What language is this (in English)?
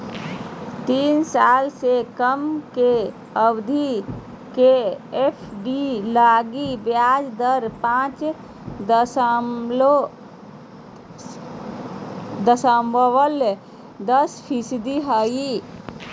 Magahi